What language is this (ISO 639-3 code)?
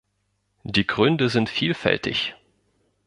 deu